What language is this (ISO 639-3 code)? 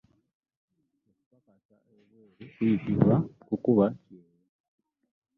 lug